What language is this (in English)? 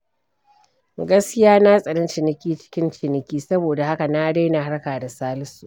Hausa